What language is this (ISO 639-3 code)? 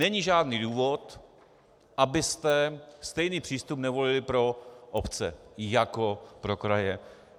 ces